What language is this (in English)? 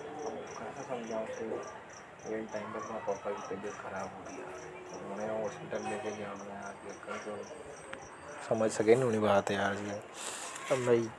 Hadothi